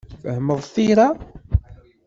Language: Kabyle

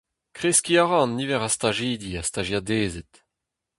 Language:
Breton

